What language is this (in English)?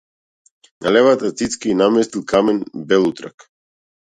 Macedonian